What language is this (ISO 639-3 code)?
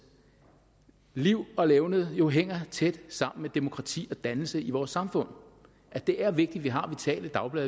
dan